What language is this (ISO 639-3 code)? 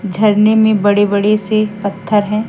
hin